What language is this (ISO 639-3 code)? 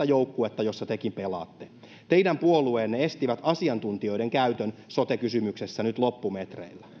fin